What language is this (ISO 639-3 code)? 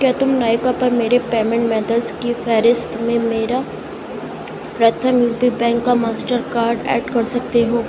urd